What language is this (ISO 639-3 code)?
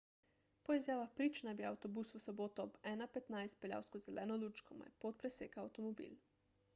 slv